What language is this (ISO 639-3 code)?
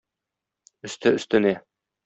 tat